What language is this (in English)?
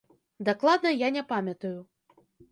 Belarusian